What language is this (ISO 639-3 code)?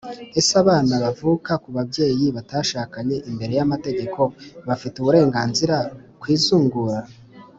kin